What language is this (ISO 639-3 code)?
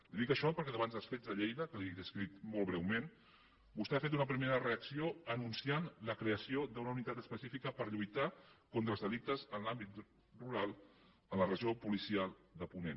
cat